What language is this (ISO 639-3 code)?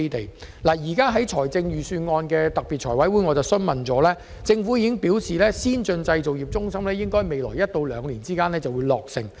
yue